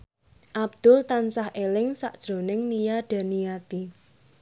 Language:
Javanese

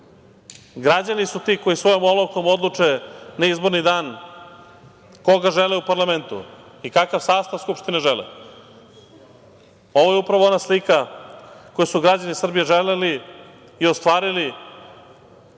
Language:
Serbian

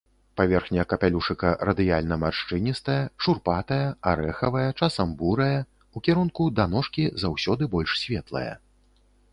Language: Belarusian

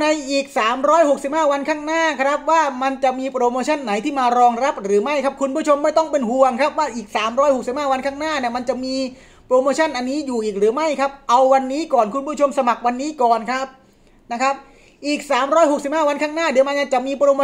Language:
Thai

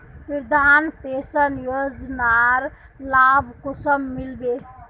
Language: Magahi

